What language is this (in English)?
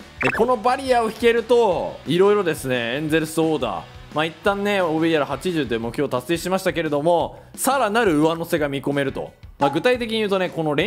Japanese